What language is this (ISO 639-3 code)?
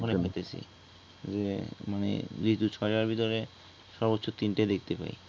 ben